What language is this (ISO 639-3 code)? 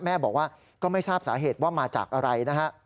tha